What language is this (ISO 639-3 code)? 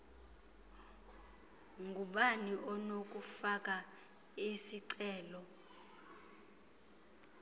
xho